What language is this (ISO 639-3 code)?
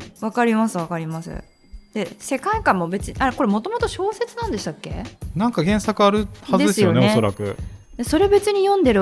jpn